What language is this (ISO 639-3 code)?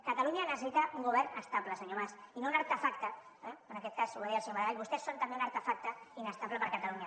cat